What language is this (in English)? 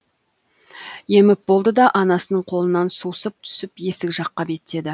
Kazakh